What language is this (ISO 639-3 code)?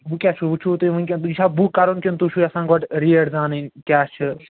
kas